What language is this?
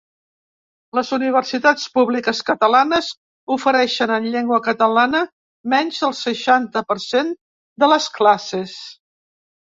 Catalan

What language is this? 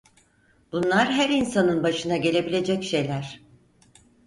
Turkish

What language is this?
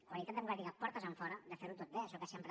Catalan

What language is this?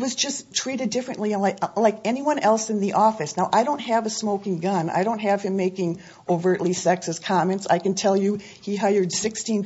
English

